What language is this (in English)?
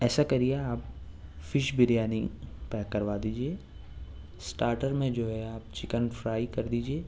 Urdu